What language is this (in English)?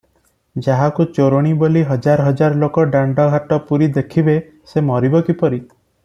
Odia